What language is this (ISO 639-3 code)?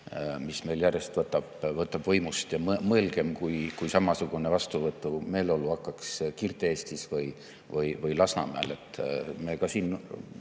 est